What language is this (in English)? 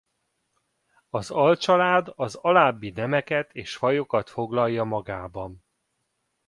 Hungarian